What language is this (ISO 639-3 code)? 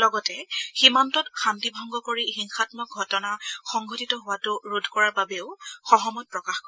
asm